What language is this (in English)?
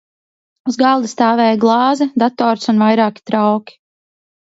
Latvian